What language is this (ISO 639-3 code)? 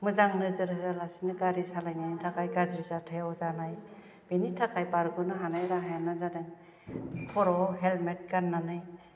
brx